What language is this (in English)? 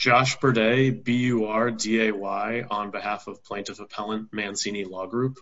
English